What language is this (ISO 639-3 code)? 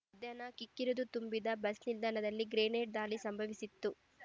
kan